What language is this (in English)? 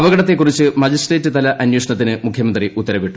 Malayalam